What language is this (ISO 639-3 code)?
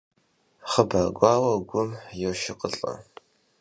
kbd